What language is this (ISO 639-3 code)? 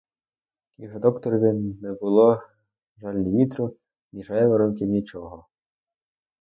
ukr